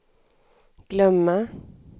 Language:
Swedish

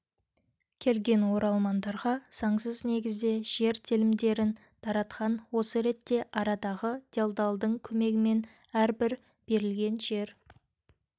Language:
Kazakh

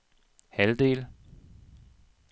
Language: Danish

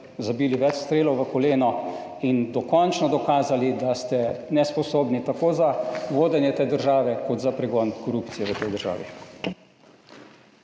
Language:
Slovenian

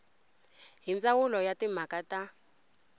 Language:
Tsonga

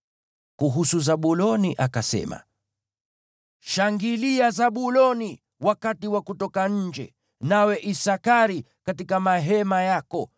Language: Swahili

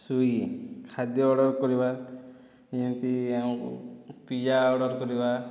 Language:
Odia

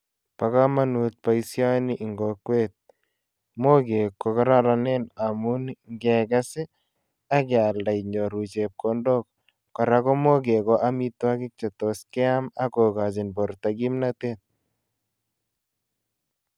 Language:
Kalenjin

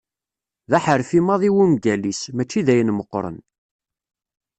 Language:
Kabyle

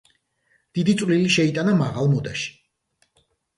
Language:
Georgian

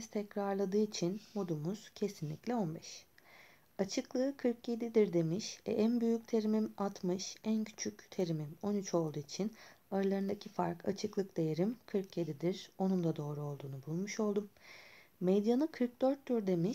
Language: Turkish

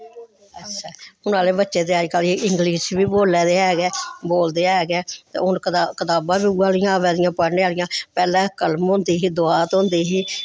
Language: Dogri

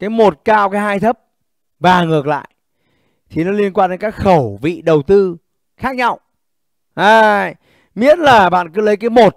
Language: Vietnamese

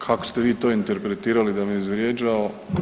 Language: Croatian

